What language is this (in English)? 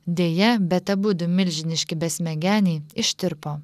Lithuanian